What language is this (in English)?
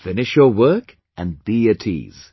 English